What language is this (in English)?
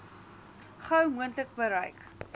Afrikaans